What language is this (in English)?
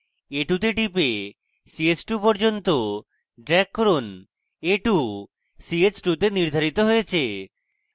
Bangla